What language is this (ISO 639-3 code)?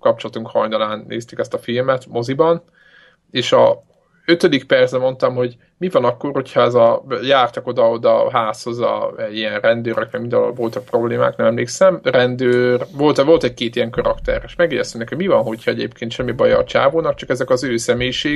hun